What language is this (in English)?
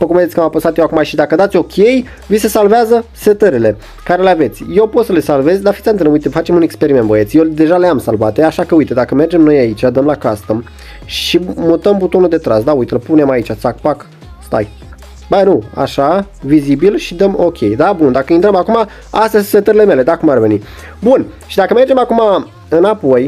Romanian